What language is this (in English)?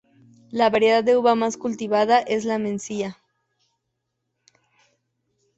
Spanish